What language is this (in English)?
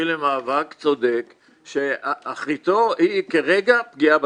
Hebrew